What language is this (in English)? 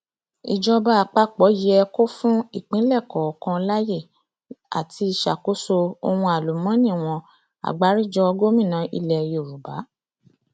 Yoruba